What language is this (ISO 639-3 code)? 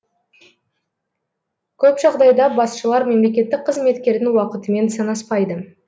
kaz